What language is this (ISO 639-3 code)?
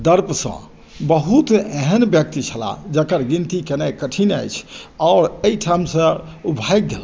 mai